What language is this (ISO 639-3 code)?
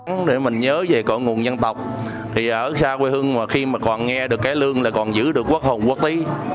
vie